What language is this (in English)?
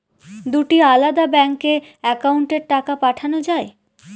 Bangla